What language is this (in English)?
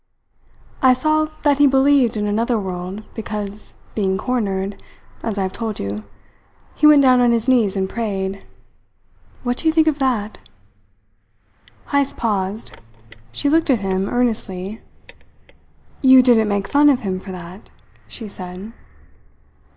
English